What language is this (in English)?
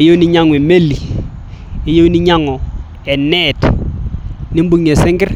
Masai